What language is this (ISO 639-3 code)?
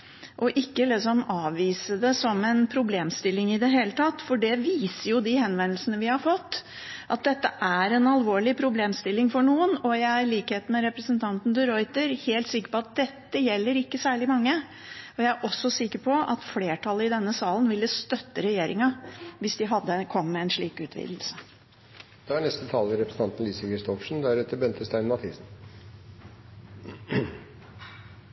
nob